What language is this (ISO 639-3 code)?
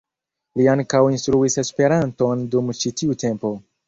epo